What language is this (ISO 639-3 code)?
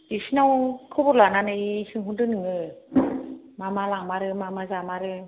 brx